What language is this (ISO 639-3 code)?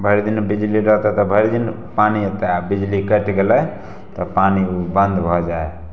mai